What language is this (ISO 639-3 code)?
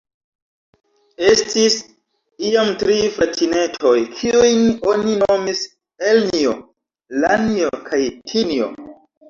epo